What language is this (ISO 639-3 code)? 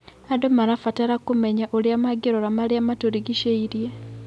kik